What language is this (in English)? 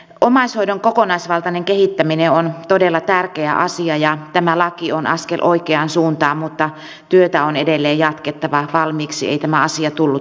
Finnish